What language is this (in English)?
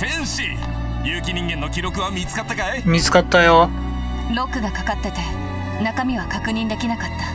Japanese